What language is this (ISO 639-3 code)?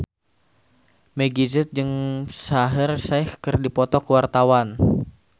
sun